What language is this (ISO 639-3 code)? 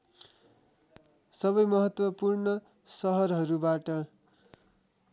nep